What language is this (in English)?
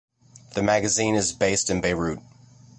English